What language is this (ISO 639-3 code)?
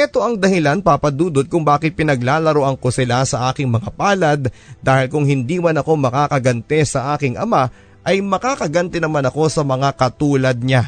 fil